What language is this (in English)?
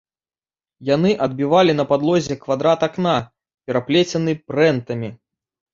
Belarusian